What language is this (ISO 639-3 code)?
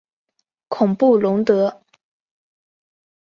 zho